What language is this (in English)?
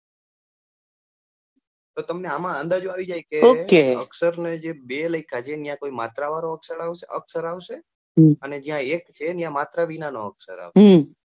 Gujarati